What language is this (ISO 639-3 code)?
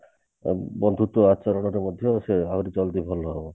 ori